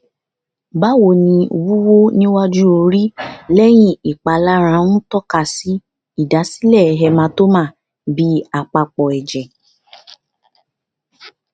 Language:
Yoruba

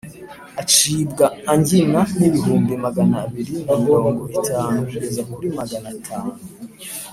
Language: Kinyarwanda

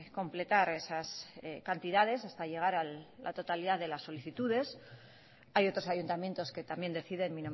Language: Spanish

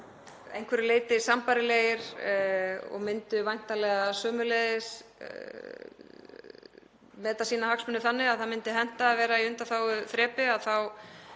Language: Icelandic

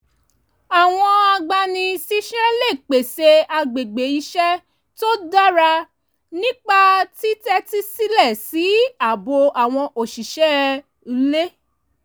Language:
Yoruba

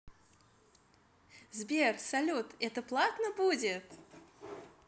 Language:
Russian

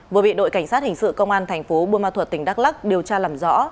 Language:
Vietnamese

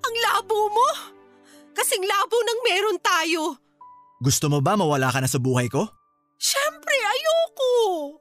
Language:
Filipino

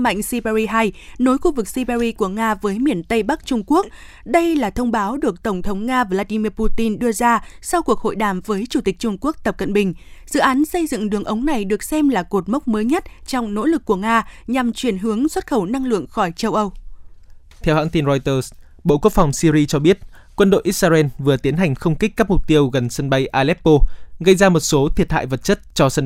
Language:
Vietnamese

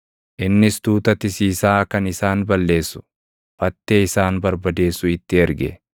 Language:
Oromo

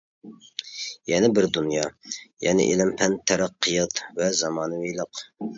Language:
Uyghur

